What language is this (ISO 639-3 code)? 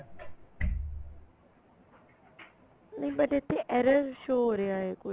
pan